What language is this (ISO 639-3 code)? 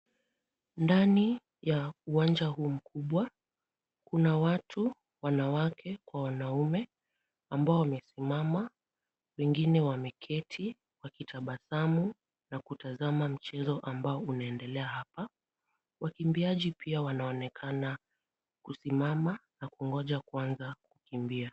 swa